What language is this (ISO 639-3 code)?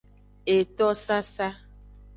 ajg